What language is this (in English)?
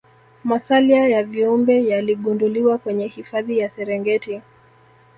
Swahili